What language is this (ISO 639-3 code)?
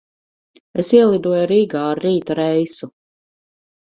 lav